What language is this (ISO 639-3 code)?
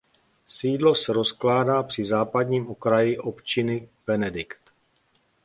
ces